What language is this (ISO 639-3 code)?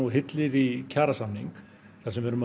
isl